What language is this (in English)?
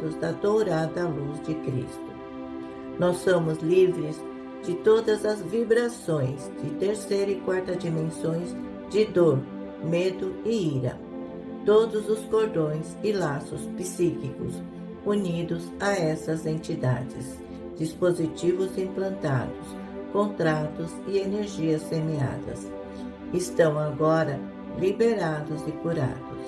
Portuguese